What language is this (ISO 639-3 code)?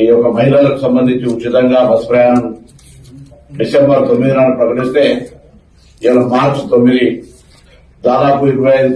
tel